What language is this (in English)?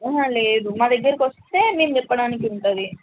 Telugu